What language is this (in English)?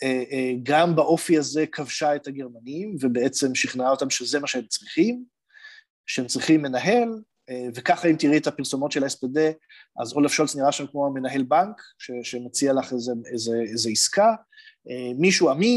Hebrew